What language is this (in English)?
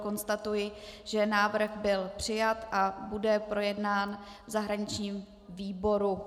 Czech